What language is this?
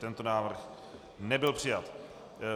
Czech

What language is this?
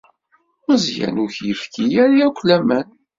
Kabyle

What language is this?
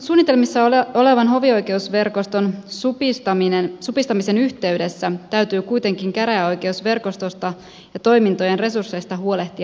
Finnish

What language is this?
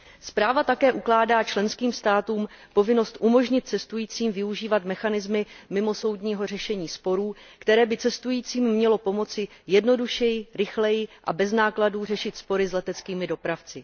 Czech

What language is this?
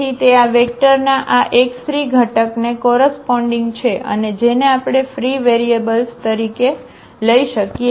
Gujarati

